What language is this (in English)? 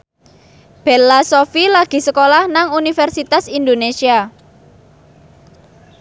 Javanese